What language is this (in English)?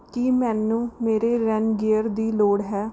Punjabi